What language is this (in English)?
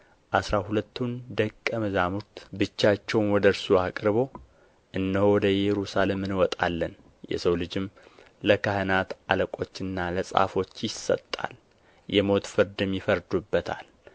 Amharic